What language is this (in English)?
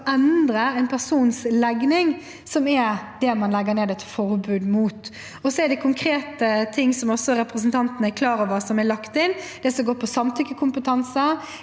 Norwegian